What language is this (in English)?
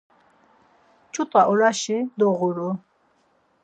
Laz